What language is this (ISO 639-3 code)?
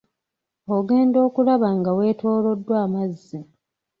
lug